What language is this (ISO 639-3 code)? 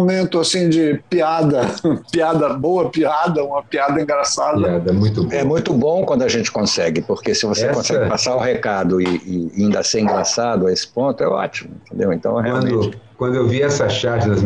por